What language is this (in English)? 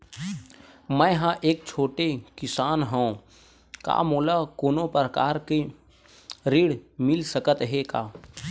Chhattisgarhi